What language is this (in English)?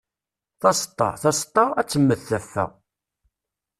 Kabyle